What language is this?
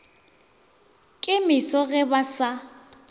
Northern Sotho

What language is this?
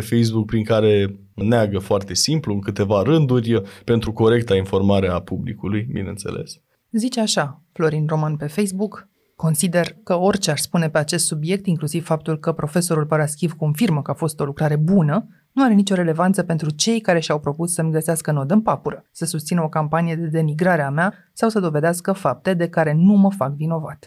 Romanian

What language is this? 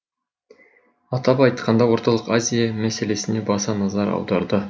Kazakh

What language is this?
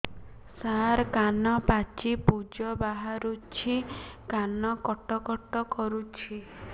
Odia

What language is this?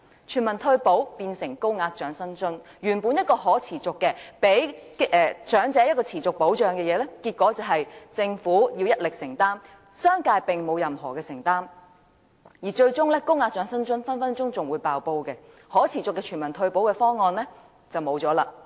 Cantonese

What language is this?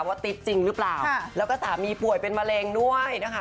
Thai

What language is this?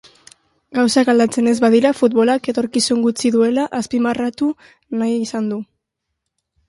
Basque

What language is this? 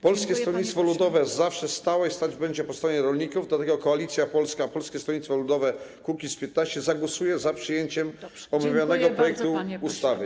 Polish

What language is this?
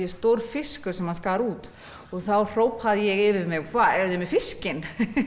Icelandic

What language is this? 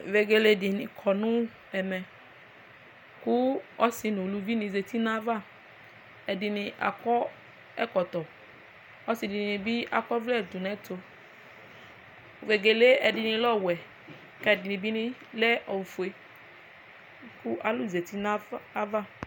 Ikposo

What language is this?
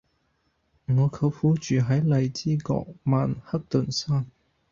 Cantonese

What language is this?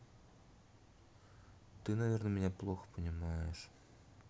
Russian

